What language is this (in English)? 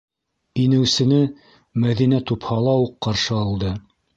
Bashkir